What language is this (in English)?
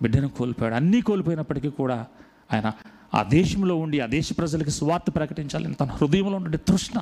Telugu